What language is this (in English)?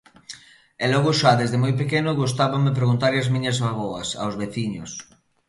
Galician